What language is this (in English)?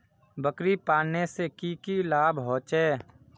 Magahi